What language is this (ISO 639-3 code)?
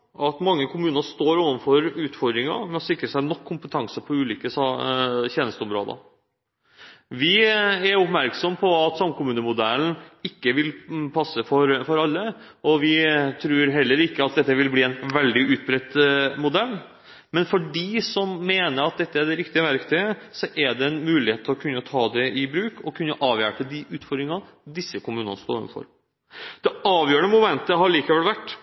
nob